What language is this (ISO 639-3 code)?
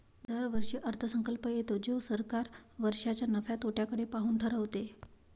mar